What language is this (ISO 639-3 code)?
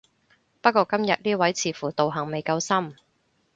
yue